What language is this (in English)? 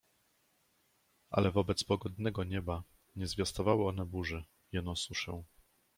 Polish